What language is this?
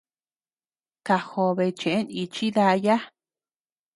Tepeuxila Cuicatec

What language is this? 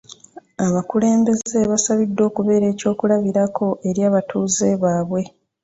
Ganda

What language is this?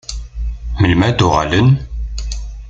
Kabyle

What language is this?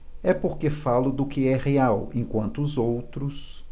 Portuguese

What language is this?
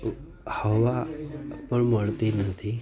Gujarati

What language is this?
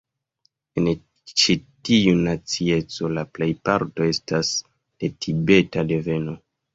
Esperanto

